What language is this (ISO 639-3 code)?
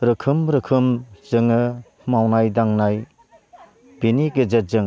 brx